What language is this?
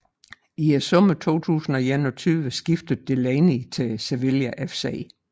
Danish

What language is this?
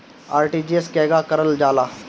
Bhojpuri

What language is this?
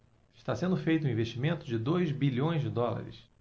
Portuguese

